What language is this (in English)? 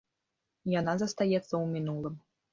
Belarusian